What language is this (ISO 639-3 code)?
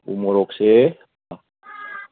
mni